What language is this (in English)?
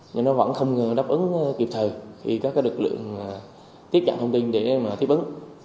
Vietnamese